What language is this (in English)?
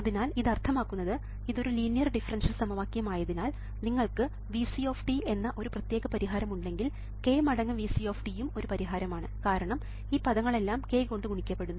Malayalam